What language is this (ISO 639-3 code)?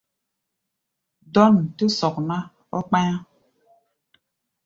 gba